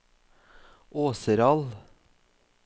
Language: Norwegian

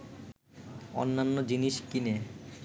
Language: Bangla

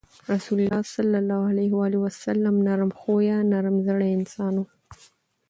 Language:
Pashto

